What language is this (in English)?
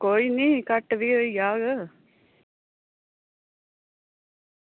Dogri